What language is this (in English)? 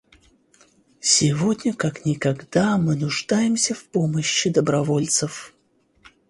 Russian